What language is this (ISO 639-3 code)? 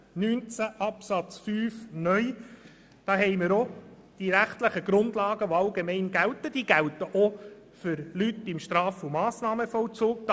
gsw